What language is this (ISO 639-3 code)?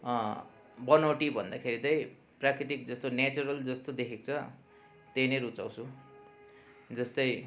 nep